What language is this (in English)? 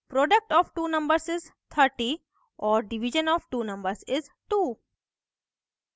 Hindi